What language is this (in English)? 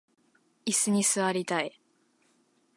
Japanese